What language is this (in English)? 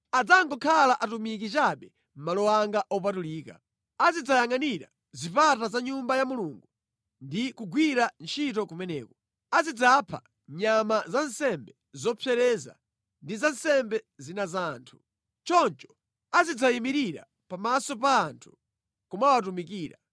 Nyanja